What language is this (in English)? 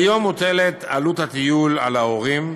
Hebrew